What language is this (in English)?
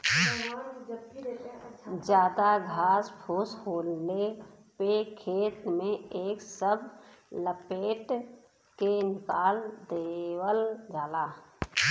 Bhojpuri